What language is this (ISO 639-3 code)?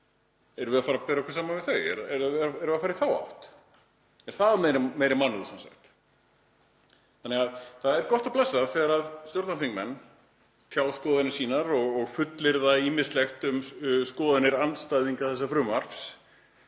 isl